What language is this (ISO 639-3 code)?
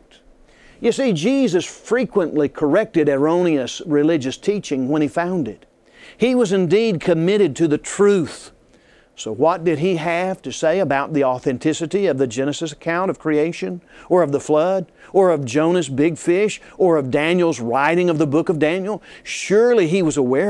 eng